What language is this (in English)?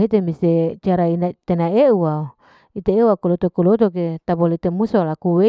Larike-Wakasihu